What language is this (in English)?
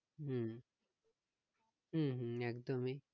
Bangla